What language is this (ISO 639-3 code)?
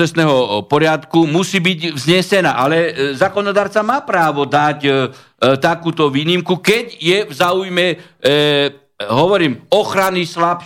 slk